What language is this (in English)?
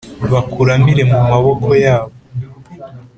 Kinyarwanda